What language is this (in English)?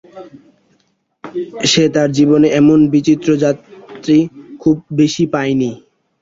Bangla